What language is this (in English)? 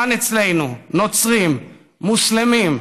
Hebrew